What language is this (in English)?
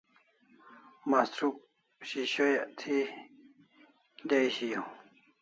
Kalasha